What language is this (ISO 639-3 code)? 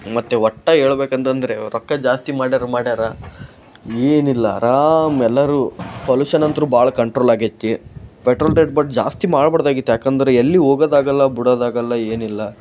kan